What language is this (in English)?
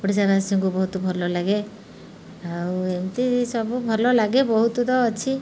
Odia